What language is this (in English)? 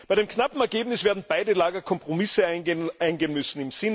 German